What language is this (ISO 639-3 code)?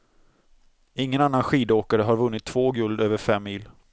swe